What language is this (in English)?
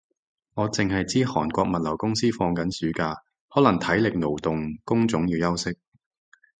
Cantonese